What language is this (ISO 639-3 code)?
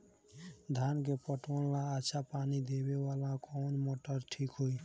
bho